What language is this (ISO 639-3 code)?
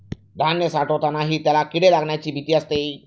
mar